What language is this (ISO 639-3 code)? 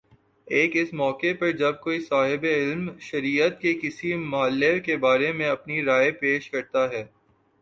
urd